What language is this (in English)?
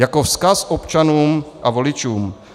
Czech